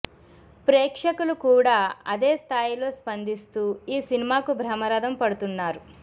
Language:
Telugu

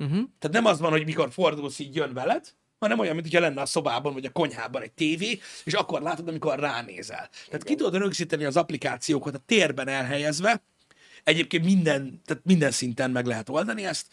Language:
Hungarian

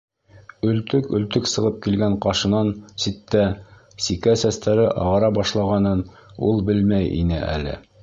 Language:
Bashkir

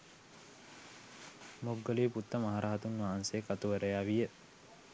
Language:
Sinhala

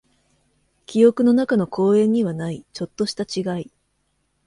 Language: Japanese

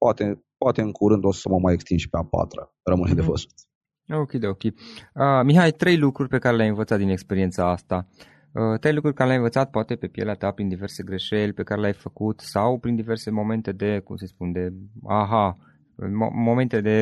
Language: Romanian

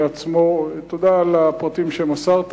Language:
Hebrew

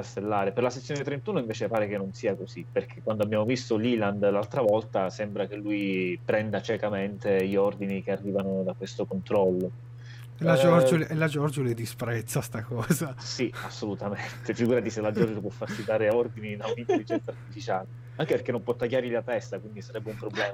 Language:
Italian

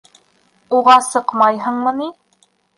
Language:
Bashkir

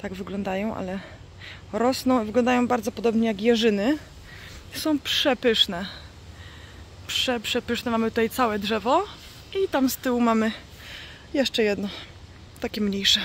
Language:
Polish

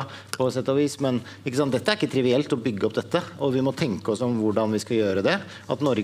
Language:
Norwegian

